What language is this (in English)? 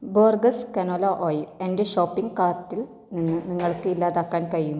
Malayalam